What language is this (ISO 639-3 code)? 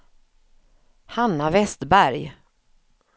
swe